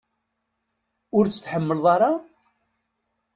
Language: Kabyle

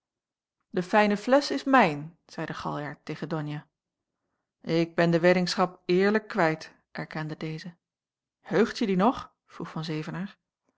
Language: Dutch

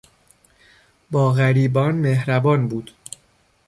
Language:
Persian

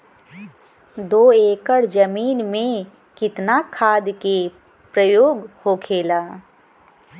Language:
Bhojpuri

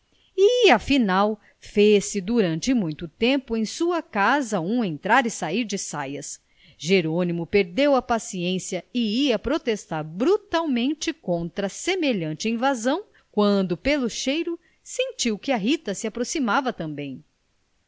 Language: Portuguese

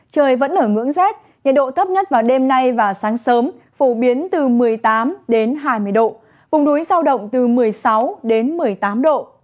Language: Vietnamese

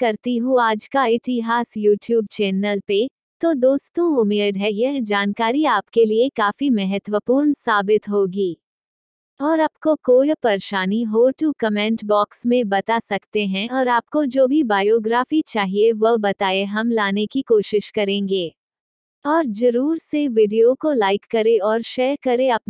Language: Hindi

